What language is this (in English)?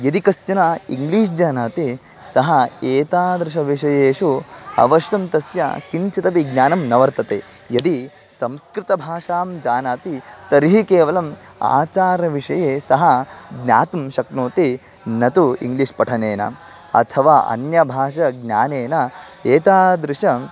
Sanskrit